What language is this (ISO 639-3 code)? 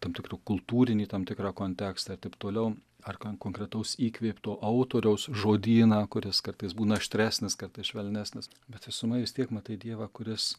lit